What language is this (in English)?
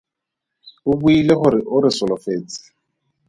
Tswana